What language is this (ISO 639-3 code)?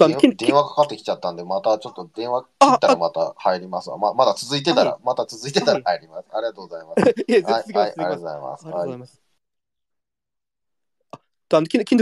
jpn